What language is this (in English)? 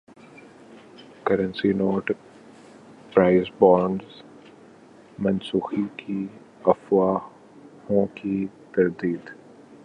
Urdu